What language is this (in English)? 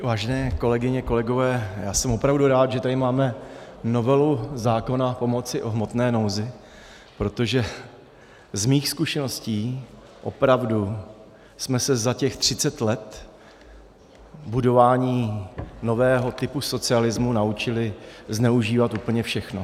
Czech